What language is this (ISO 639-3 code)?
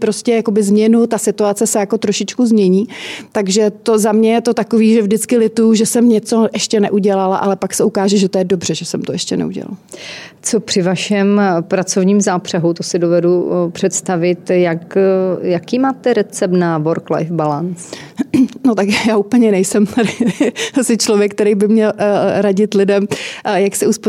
ces